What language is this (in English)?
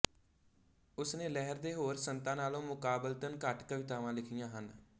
Punjabi